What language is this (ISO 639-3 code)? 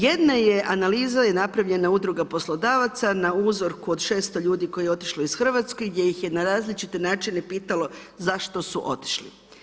hrv